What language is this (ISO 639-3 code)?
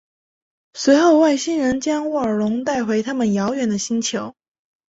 zho